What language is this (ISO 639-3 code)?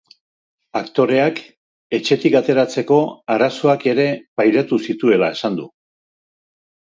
eus